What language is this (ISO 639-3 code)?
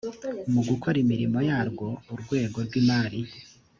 kin